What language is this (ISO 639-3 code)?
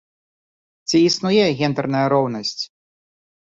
bel